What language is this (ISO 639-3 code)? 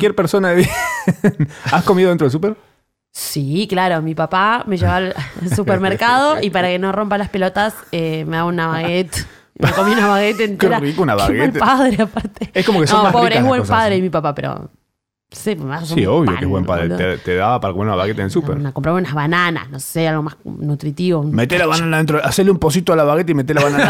spa